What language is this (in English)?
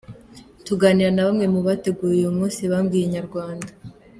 Kinyarwanda